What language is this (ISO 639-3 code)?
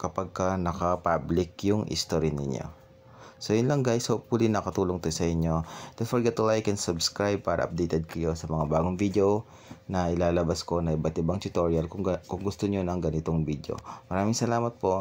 fil